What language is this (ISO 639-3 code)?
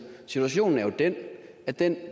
dan